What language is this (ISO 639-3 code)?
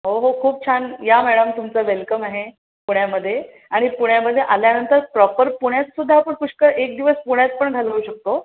mar